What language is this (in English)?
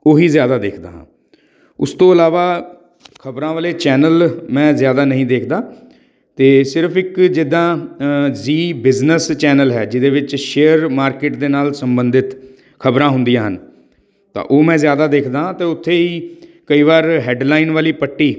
Punjabi